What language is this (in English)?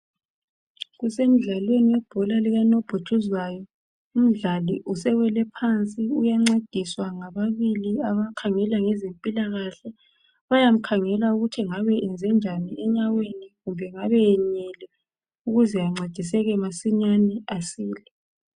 North Ndebele